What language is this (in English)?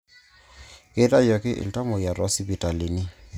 Masai